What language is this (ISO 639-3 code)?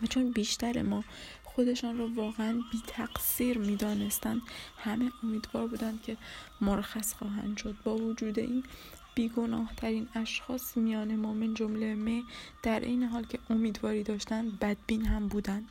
fas